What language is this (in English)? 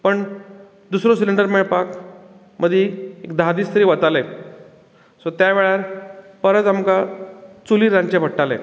Konkani